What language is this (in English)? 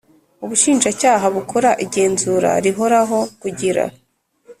Kinyarwanda